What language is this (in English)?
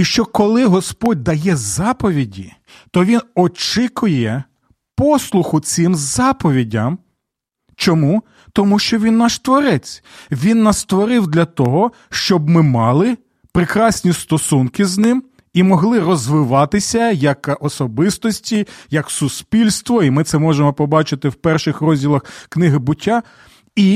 Ukrainian